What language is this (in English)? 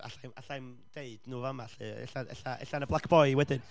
Welsh